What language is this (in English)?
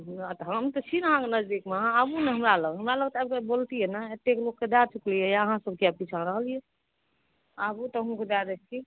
Maithili